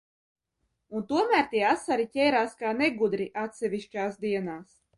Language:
Latvian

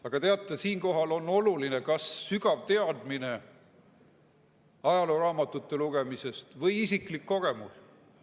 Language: Estonian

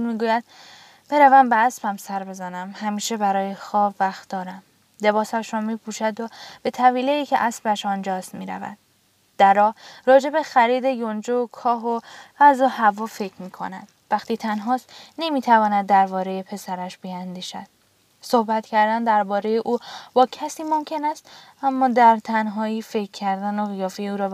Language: Persian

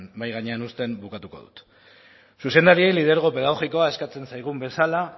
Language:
Basque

